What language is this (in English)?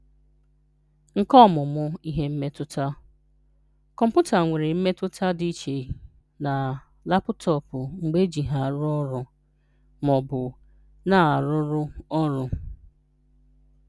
Igbo